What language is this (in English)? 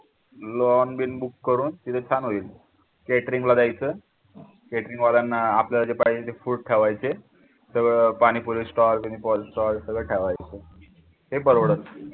Marathi